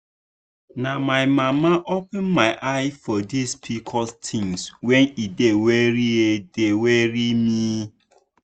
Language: Nigerian Pidgin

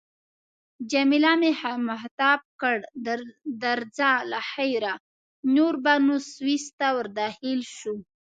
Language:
Pashto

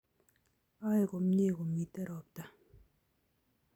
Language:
Kalenjin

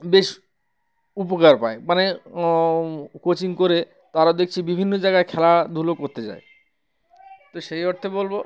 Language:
Bangla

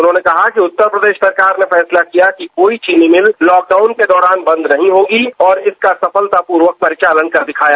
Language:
Hindi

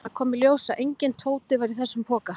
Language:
Icelandic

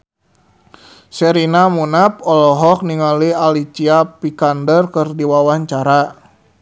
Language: Sundanese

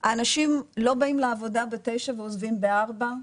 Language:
Hebrew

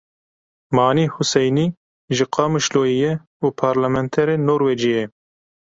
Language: Kurdish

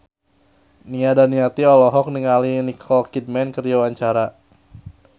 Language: Sundanese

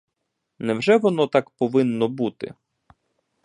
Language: Ukrainian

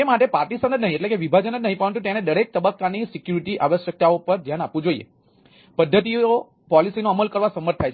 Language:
Gujarati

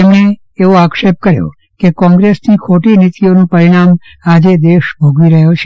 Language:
Gujarati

